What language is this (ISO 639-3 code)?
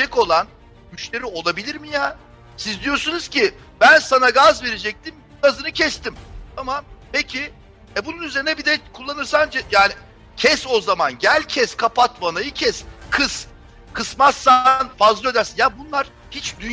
tur